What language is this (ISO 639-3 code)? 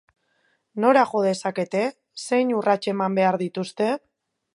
eus